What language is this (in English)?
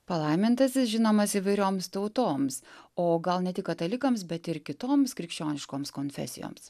Lithuanian